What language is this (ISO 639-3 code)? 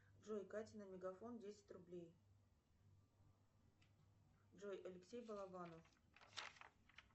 rus